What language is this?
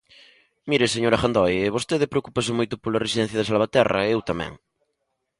Galician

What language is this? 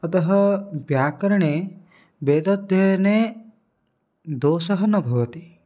Sanskrit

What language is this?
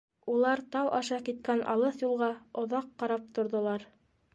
Bashkir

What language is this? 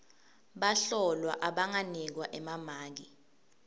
Swati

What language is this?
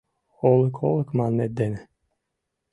Mari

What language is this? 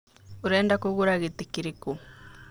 Kikuyu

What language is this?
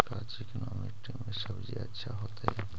Magahi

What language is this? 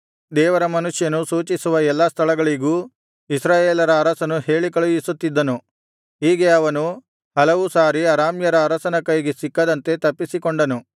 Kannada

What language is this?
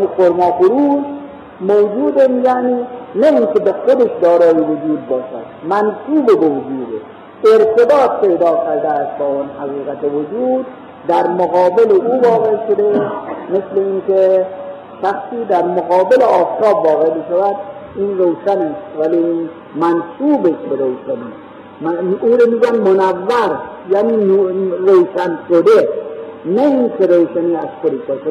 Persian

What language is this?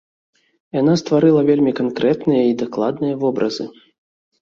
Belarusian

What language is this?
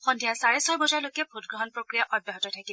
Assamese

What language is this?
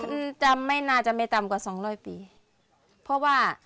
Thai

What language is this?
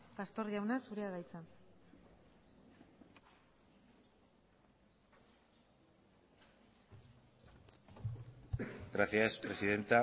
Basque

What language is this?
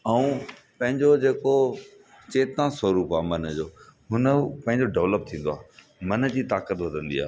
Sindhi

